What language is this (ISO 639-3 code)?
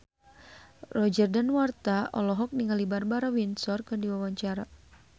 sun